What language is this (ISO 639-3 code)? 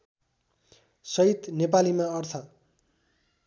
nep